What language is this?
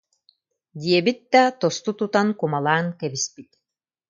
Yakut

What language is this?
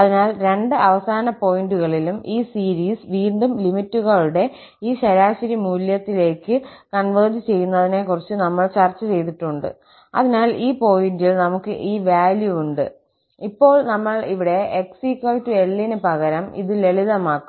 Malayalam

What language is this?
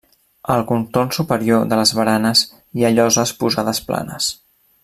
Catalan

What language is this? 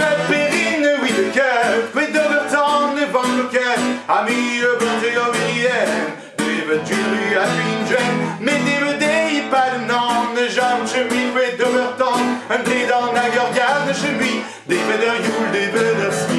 French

